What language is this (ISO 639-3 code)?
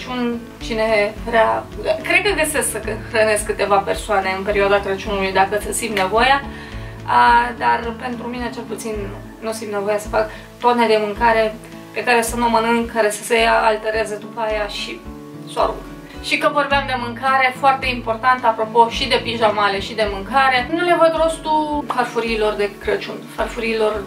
ron